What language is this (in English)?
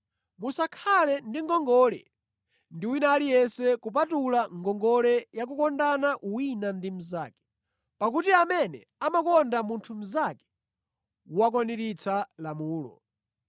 Nyanja